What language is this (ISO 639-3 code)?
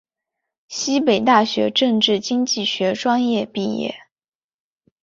zho